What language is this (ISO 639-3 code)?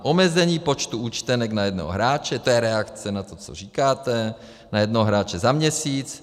ces